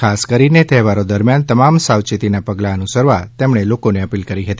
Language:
Gujarati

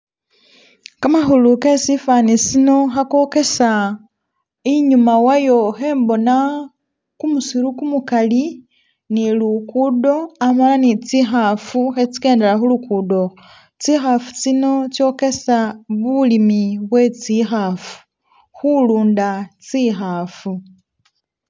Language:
Masaaba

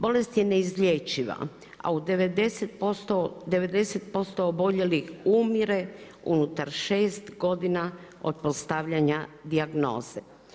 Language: Croatian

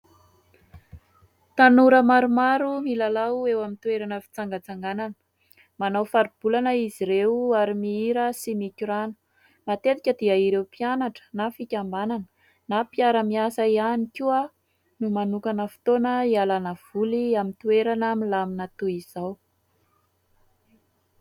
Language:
Malagasy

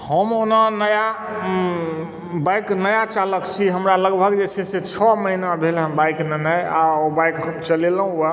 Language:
Maithili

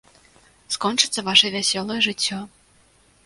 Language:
Belarusian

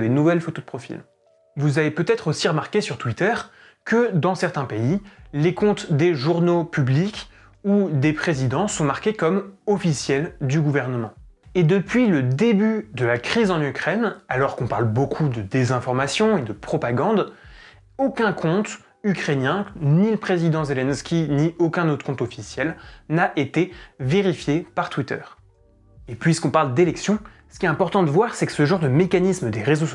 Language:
French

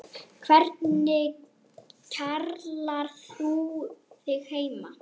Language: Icelandic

